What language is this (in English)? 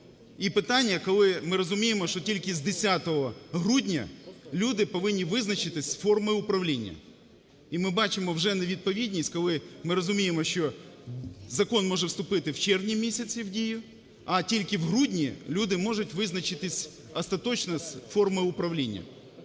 Ukrainian